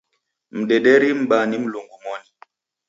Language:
Taita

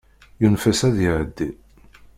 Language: Kabyle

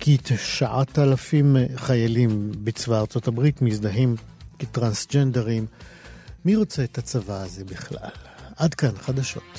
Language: Hebrew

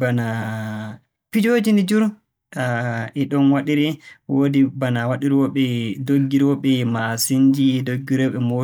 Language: Borgu Fulfulde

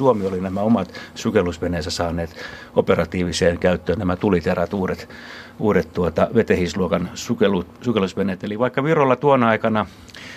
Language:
Finnish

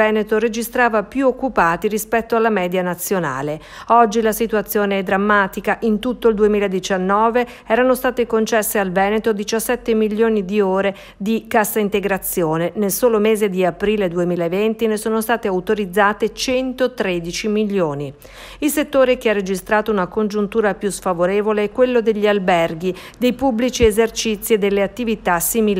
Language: Italian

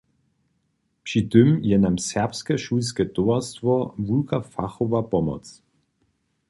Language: Upper Sorbian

